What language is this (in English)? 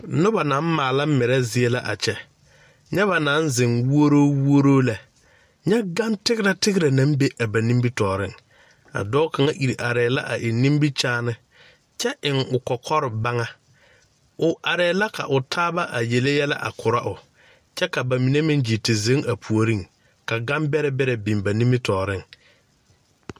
Southern Dagaare